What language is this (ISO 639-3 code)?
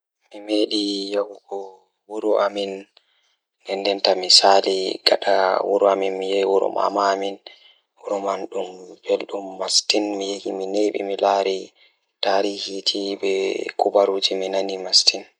ful